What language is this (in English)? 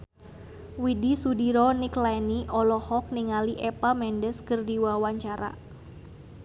Sundanese